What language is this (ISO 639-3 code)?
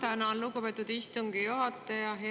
est